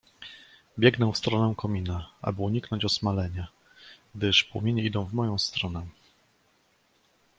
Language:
Polish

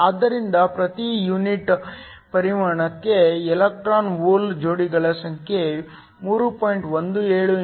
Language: Kannada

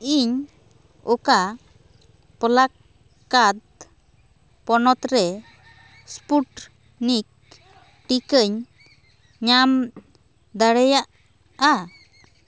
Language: Santali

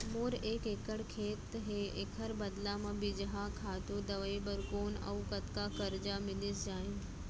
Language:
Chhattisgarhi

